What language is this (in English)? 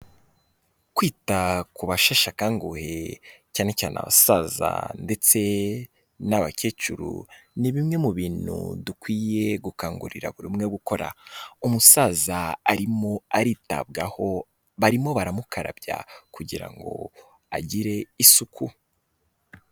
Kinyarwanda